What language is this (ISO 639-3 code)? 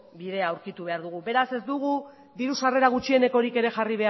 eus